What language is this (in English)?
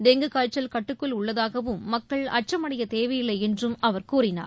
Tamil